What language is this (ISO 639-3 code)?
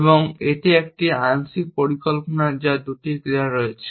ben